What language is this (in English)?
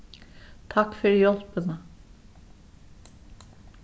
Faroese